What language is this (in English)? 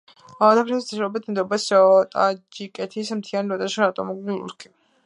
Georgian